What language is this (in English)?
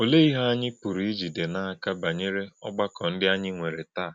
Igbo